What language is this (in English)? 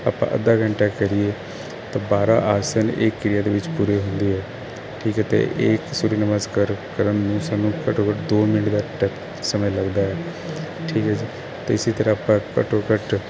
Punjabi